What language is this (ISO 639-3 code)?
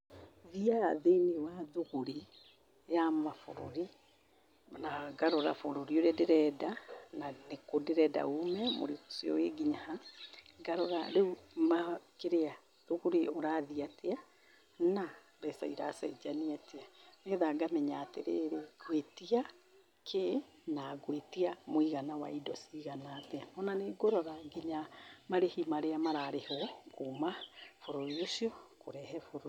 kik